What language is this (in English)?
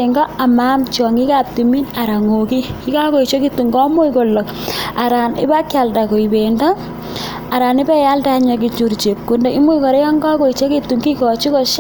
Kalenjin